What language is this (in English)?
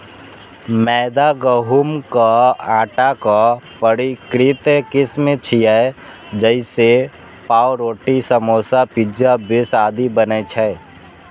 Maithili